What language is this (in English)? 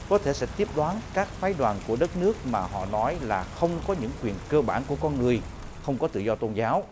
Vietnamese